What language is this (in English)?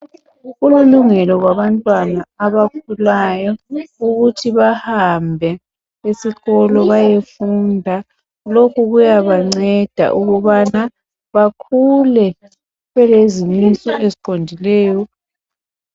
North Ndebele